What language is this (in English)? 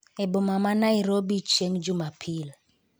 Luo (Kenya and Tanzania)